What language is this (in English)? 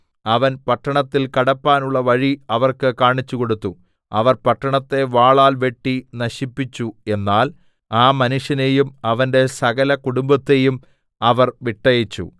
Malayalam